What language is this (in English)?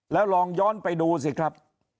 Thai